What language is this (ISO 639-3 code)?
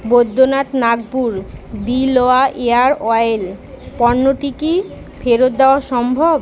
ben